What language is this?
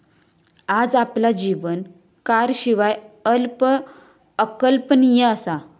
Marathi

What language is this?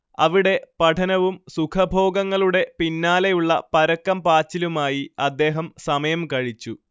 Malayalam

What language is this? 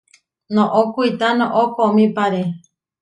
Huarijio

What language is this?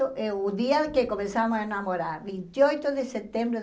Portuguese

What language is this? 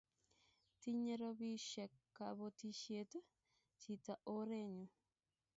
Kalenjin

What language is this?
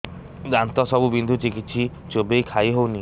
Odia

